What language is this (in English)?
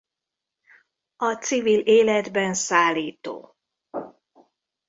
Hungarian